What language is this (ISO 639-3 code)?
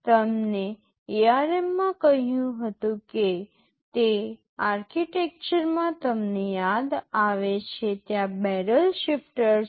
guj